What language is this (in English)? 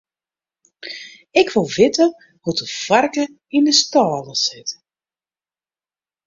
Western Frisian